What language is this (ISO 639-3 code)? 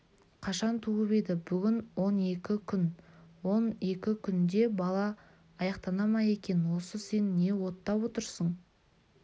kaz